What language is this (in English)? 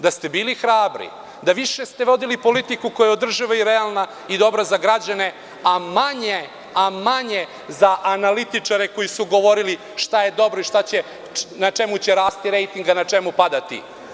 Serbian